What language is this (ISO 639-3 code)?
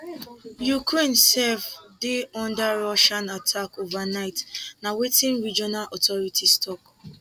pcm